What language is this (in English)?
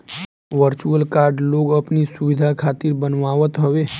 Bhojpuri